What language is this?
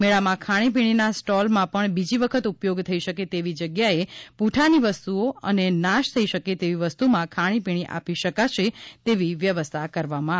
Gujarati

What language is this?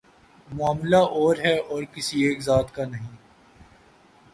Urdu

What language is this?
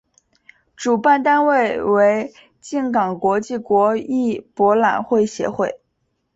Chinese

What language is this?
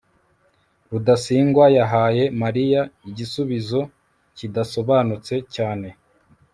Kinyarwanda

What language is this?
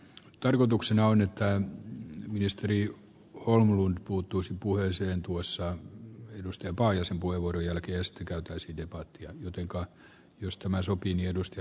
Finnish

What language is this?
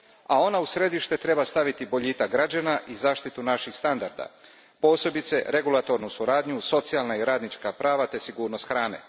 Croatian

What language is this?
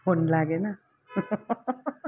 Nepali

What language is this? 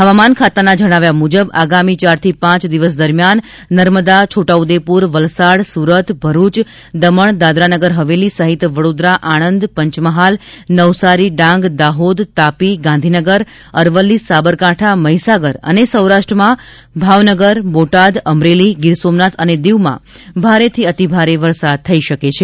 Gujarati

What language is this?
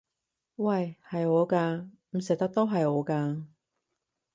Cantonese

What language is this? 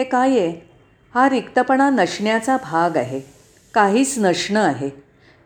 Marathi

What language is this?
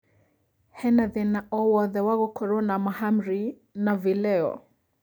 Kikuyu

